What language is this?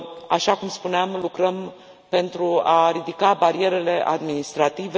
Romanian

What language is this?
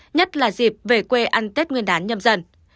Vietnamese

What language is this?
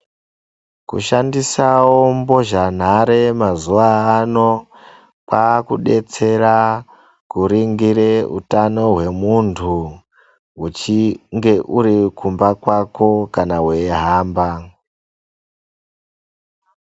Ndau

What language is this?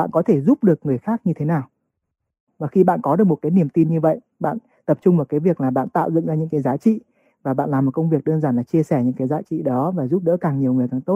Vietnamese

